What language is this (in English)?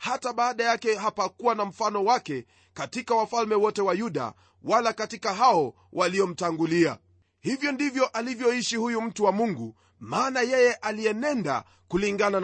Swahili